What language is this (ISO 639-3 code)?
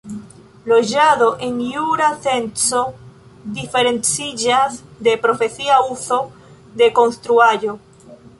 epo